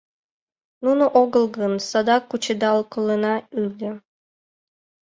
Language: Mari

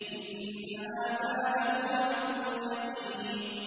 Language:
Arabic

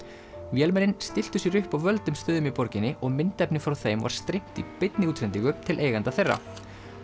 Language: Icelandic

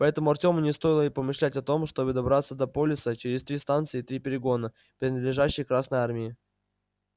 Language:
Russian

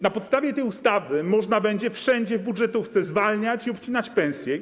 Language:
Polish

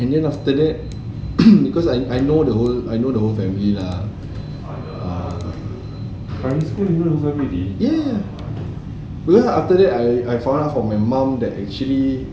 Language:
English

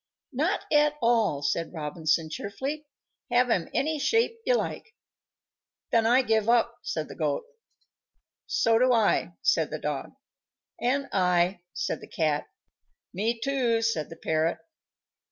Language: English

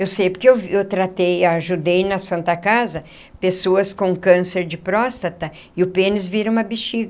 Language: Portuguese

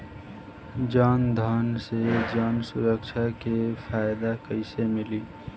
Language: Bhojpuri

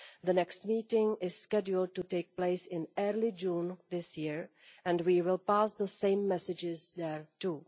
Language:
English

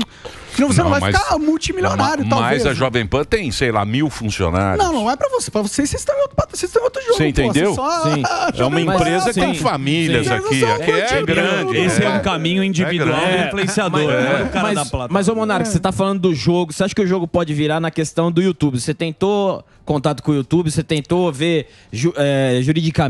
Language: Portuguese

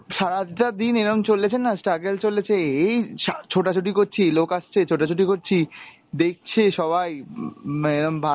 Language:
Bangla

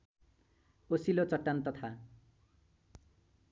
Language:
Nepali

